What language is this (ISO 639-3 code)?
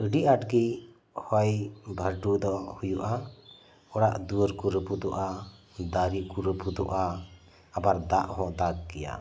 sat